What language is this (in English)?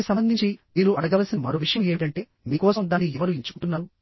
Telugu